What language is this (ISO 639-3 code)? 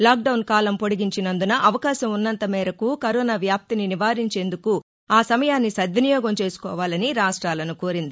tel